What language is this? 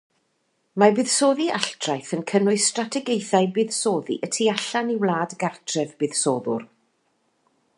Welsh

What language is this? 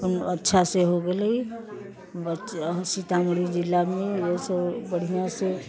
Maithili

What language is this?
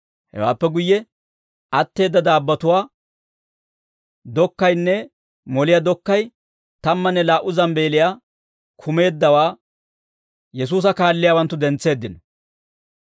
Dawro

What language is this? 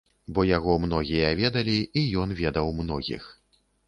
Belarusian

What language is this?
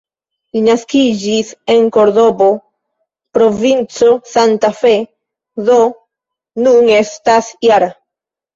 Esperanto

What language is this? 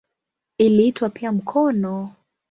Swahili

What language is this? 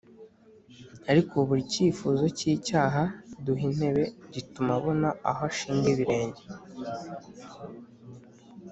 Kinyarwanda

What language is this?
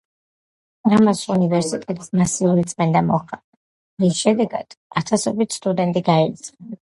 Georgian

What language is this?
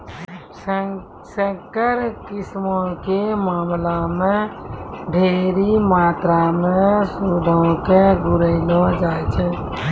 Maithili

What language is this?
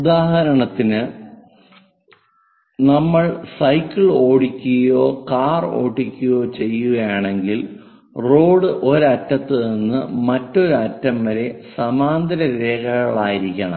Malayalam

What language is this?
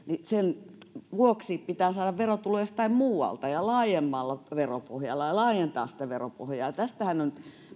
Finnish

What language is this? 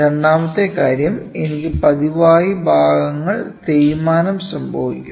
Malayalam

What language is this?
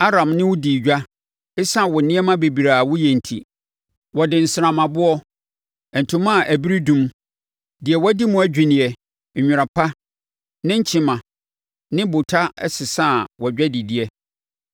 Akan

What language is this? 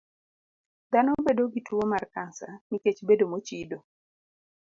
Luo (Kenya and Tanzania)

